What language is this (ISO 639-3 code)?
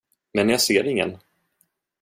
swe